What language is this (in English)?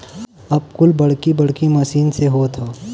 Bhojpuri